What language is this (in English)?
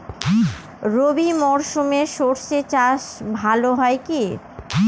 Bangla